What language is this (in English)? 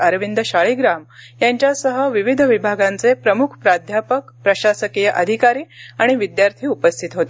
Marathi